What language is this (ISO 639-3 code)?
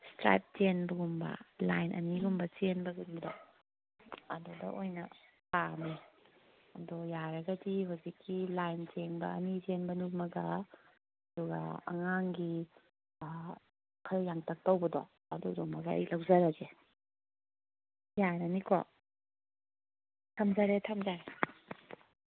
mni